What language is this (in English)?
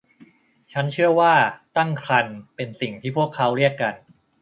Thai